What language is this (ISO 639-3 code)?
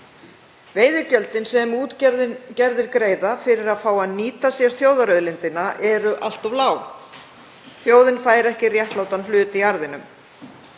isl